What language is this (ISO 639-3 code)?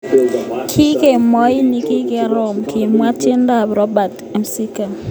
kln